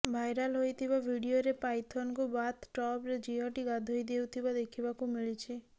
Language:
Odia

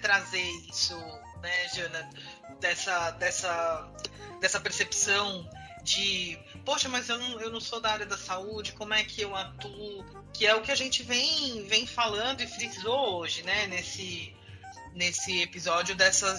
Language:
Portuguese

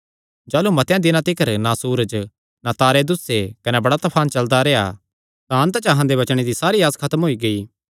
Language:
Kangri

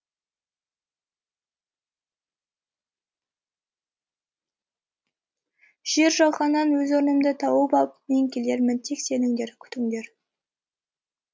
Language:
Kazakh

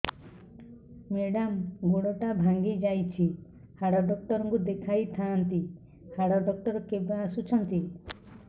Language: Odia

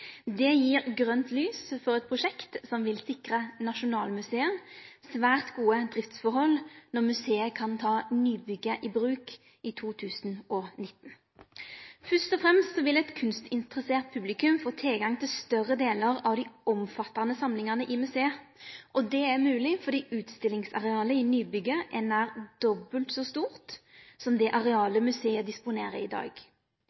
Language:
Norwegian Nynorsk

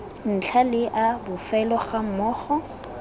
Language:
Tswana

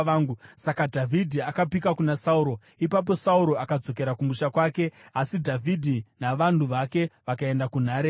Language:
Shona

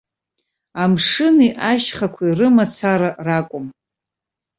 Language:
Abkhazian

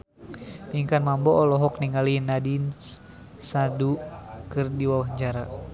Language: Sundanese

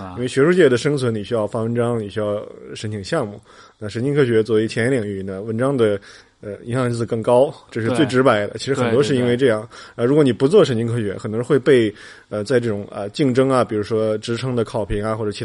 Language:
Chinese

